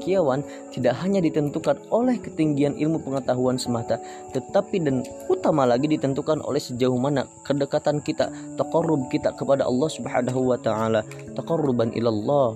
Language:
Indonesian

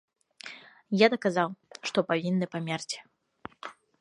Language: Belarusian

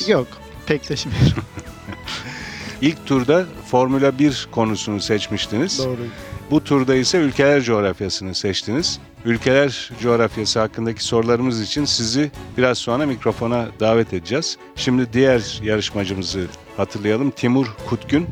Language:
Turkish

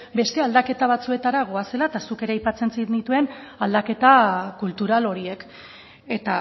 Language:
Basque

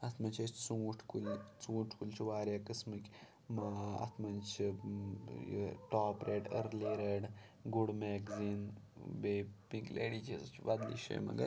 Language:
Kashmiri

